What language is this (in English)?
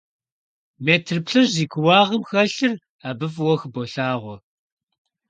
Kabardian